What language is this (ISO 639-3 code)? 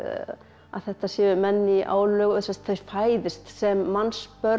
isl